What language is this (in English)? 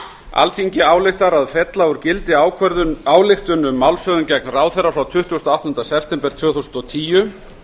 Icelandic